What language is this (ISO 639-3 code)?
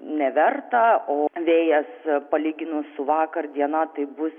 lit